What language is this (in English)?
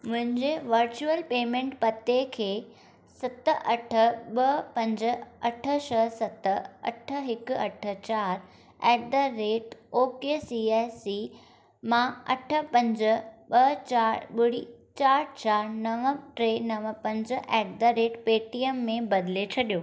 Sindhi